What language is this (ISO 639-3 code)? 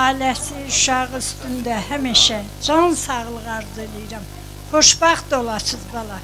tur